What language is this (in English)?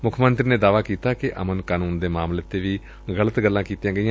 Punjabi